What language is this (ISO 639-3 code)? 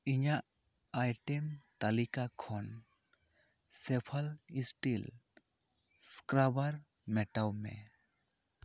sat